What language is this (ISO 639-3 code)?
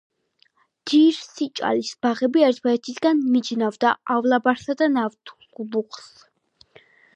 kat